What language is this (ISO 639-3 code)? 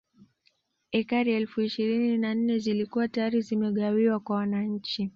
swa